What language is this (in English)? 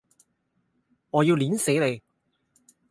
Cantonese